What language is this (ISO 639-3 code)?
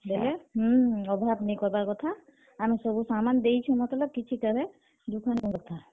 ori